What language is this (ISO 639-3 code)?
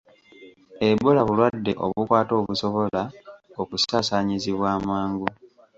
lug